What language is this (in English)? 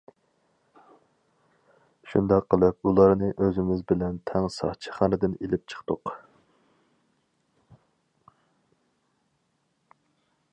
Uyghur